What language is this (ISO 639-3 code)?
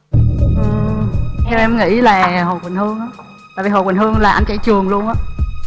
vie